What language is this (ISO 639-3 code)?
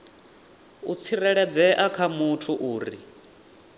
ven